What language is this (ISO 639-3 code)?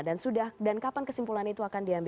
ind